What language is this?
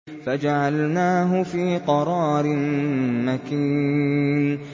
Arabic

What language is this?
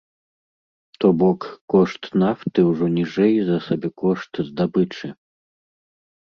Belarusian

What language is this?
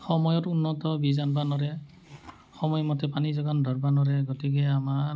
Assamese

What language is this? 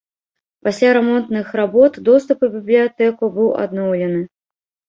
Belarusian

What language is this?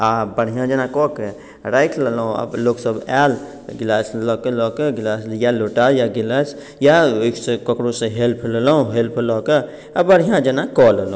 Maithili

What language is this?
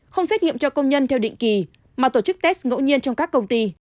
Vietnamese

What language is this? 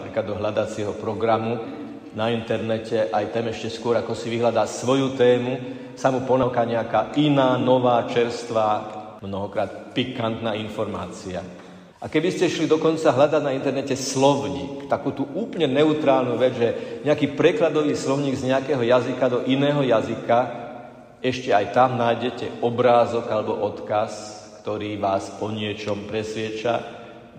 Slovak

